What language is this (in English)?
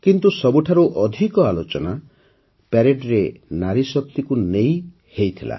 Odia